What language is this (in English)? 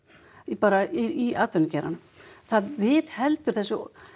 Icelandic